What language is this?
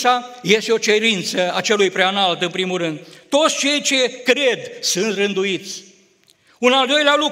Romanian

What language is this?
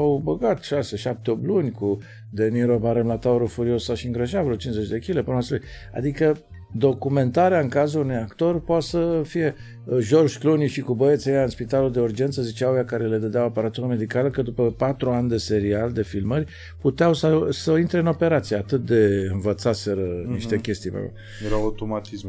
Romanian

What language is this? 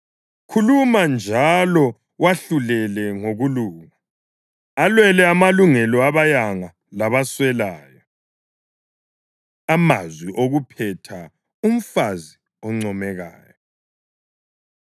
North Ndebele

